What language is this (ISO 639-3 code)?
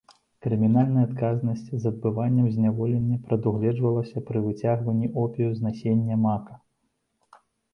bel